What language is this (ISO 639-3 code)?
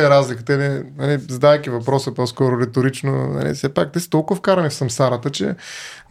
bul